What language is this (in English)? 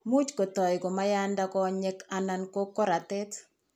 Kalenjin